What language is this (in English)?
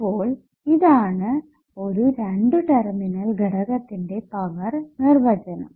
Malayalam